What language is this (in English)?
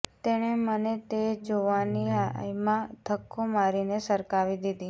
Gujarati